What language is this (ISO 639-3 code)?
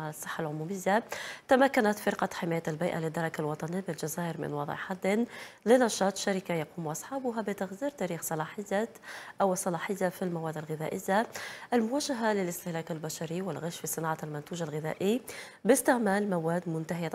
ara